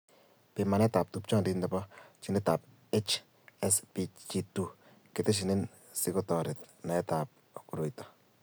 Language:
Kalenjin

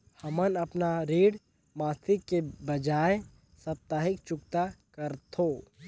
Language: Chhattisgarhi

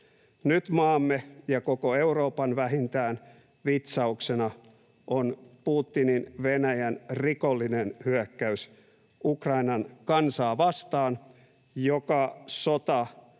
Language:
Finnish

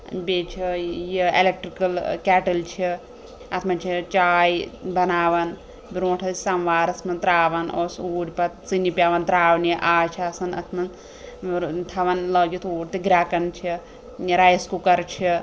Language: Kashmiri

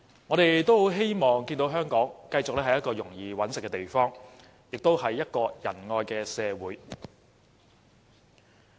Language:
Cantonese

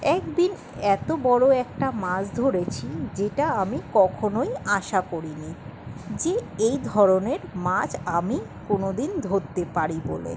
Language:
Bangla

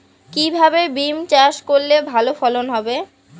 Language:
Bangla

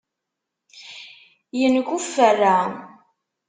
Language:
Kabyle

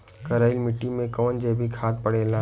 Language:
Bhojpuri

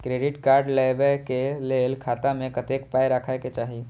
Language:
Maithili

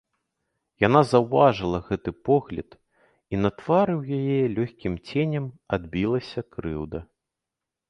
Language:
Belarusian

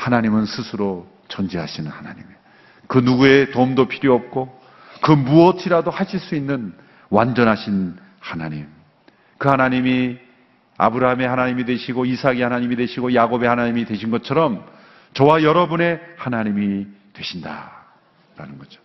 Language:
Korean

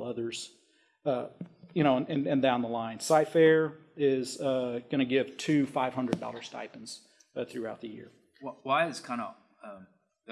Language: English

